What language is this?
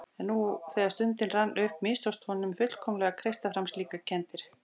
Icelandic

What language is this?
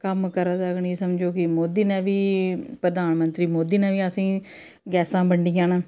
Dogri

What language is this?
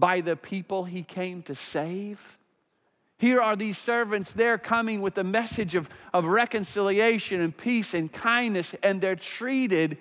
English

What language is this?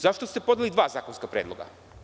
Serbian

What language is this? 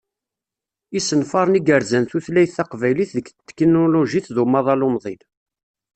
Kabyle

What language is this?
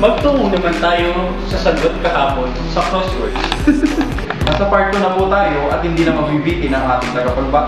Filipino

